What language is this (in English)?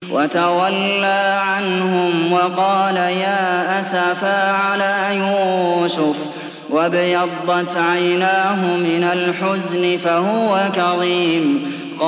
Arabic